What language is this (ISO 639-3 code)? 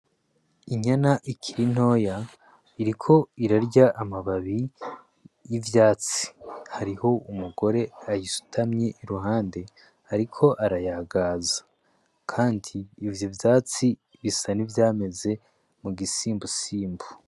run